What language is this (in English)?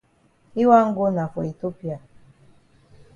Cameroon Pidgin